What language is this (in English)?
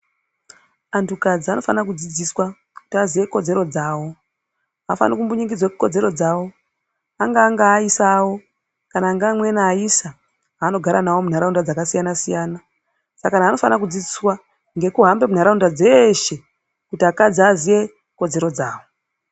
Ndau